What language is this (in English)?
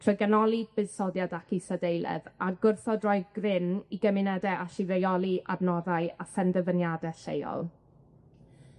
Welsh